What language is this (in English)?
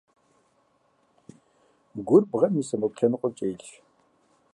Kabardian